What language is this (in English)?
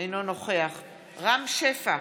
Hebrew